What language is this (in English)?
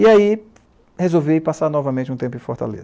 Portuguese